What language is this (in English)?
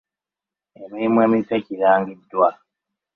Ganda